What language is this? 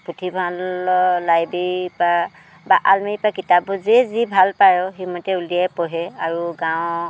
Assamese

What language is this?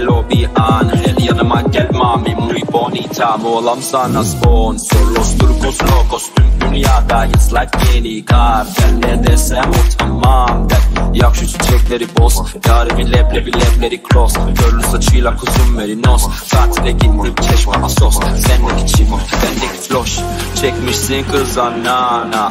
Turkish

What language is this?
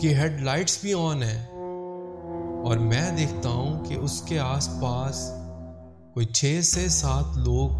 Urdu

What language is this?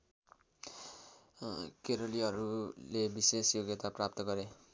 Nepali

